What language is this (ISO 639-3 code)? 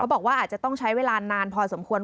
tha